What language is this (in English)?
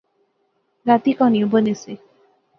Pahari-Potwari